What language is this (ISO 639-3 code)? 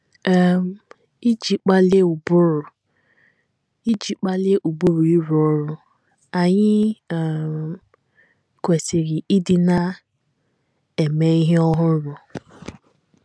ibo